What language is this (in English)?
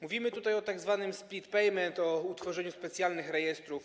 Polish